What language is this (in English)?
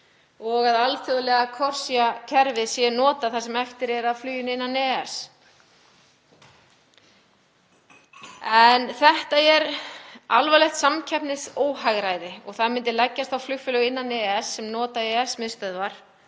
Icelandic